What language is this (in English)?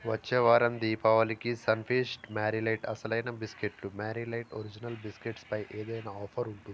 Telugu